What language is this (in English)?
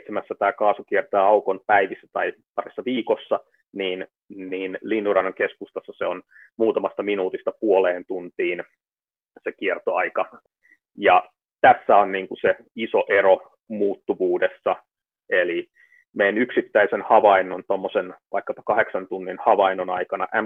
Finnish